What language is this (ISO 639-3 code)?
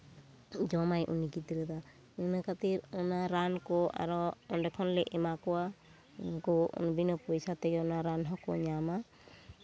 sat